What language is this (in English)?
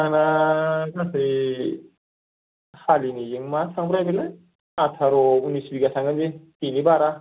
Bodo